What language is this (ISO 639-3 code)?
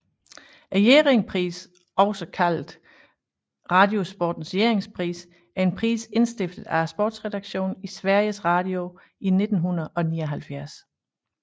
dan